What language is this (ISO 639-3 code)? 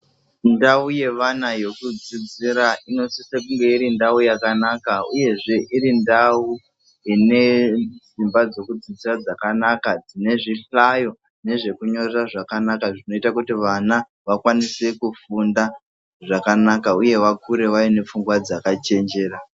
ndc